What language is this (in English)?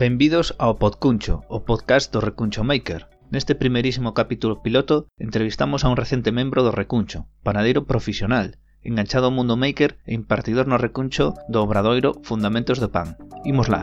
Spanish